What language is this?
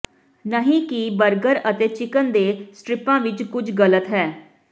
Punjabi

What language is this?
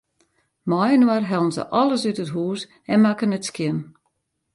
Western Frisian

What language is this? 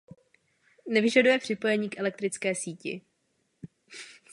Czech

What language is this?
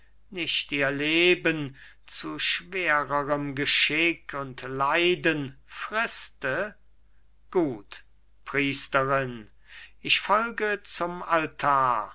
German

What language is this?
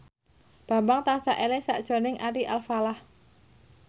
Javanese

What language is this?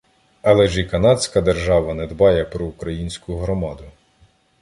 Ukrainian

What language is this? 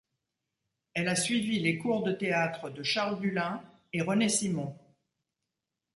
French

